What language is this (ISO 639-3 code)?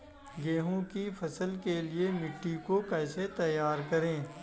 hin